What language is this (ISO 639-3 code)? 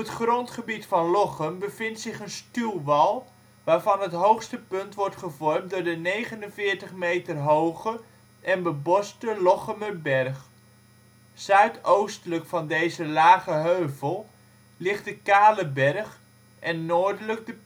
nld